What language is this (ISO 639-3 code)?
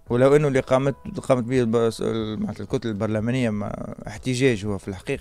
ara